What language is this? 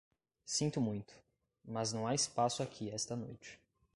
Portuguese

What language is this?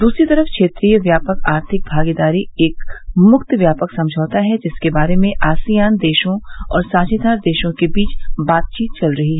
Hindi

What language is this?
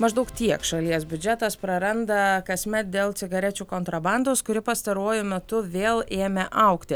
Lithuanian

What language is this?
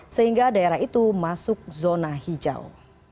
Indonesian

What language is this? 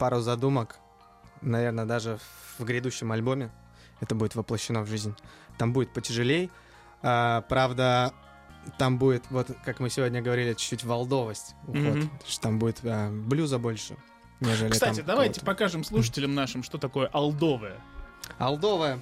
Russian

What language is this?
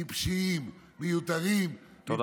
Hebrew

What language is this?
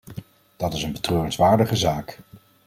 Dutch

